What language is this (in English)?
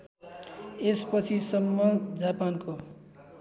Nepali